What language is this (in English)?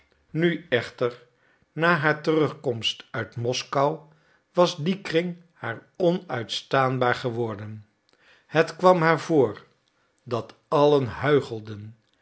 Dutch